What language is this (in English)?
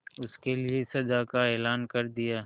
Hindi